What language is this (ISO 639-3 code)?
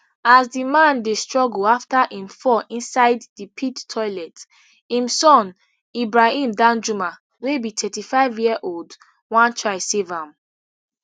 pcm